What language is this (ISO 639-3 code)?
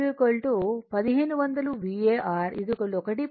tel